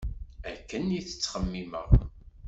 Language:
Kabyle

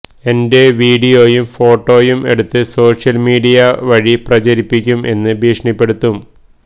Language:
Malayalam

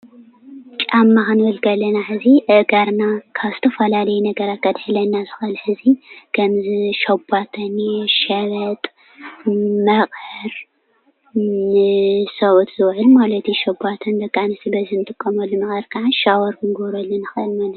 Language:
Tigrinya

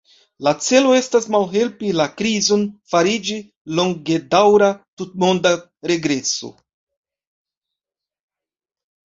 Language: Esperanto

